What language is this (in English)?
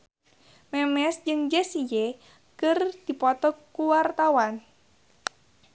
Sundanese